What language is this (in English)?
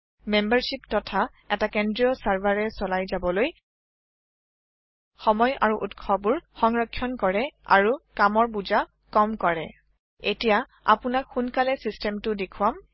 Assamese